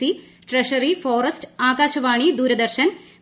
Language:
Malayalam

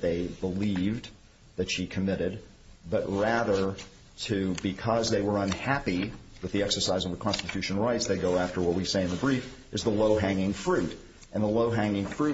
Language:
English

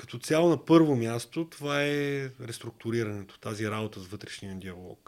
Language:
Bulgarian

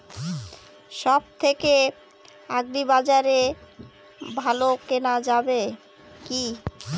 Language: Bangla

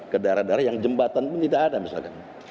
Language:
Indonesian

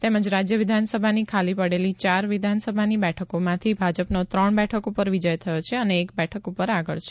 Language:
Gujarati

